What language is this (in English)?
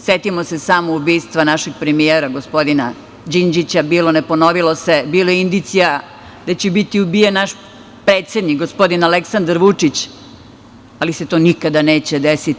Serbian